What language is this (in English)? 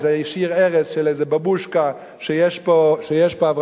Hebrew